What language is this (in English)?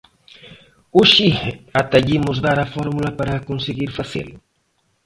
Galician